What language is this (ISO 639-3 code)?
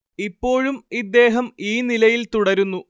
mal